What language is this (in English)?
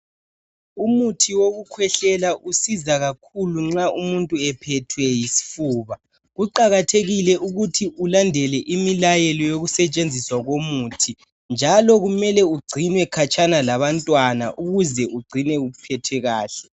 North Ndebele